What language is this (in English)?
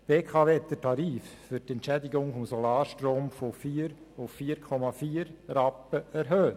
Swiss German